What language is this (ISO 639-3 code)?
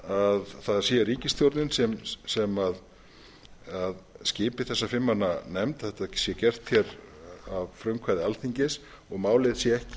isl